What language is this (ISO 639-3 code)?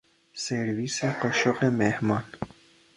fas